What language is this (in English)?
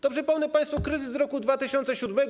Polish